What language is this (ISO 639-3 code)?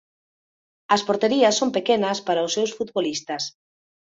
glg